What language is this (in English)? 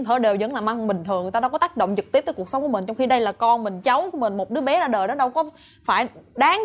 Vietnamese